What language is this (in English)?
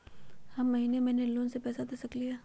Magahi